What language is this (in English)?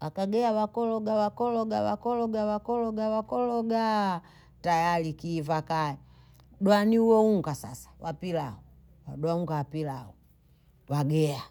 Bondei